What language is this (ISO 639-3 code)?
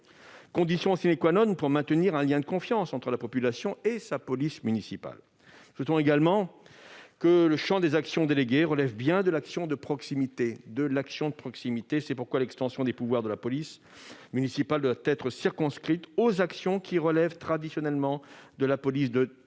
fra